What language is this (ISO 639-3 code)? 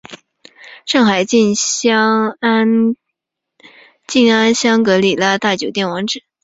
zho